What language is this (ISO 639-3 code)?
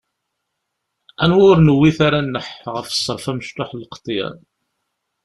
kab